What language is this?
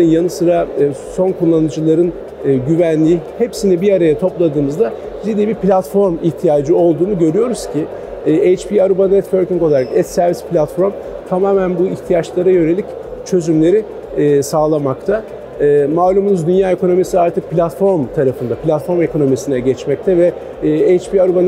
Turkish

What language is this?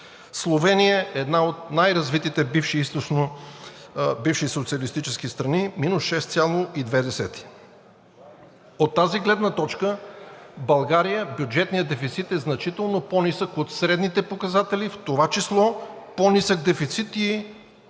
Bulgarian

